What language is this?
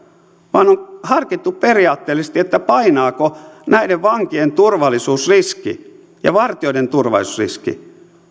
Finnish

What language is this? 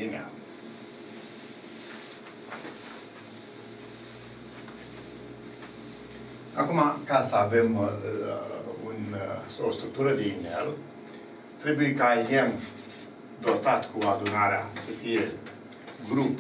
Romanian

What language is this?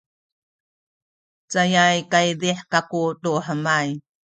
Sakizaya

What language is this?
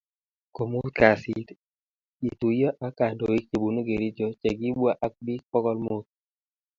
Kalenjin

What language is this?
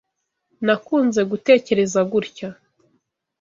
Kinyarwanda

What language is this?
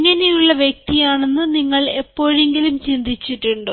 Malayalam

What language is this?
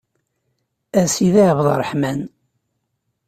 Kabyle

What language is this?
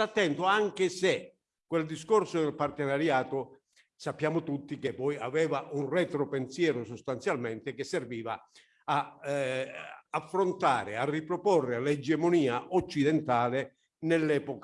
Italian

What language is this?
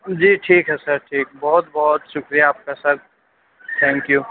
Urdu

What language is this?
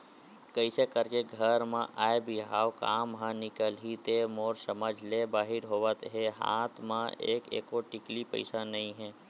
Chhattisgarhi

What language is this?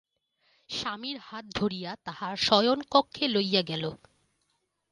Bangla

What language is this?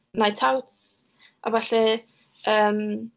Welsh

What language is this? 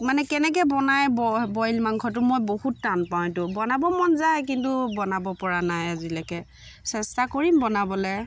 Assamese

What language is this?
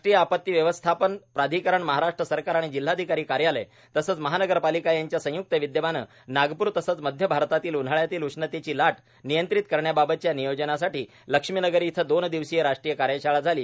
Marathi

